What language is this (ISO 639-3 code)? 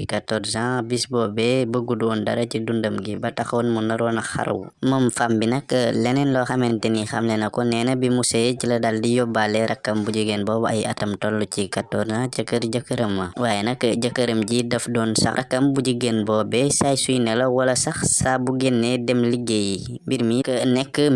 ind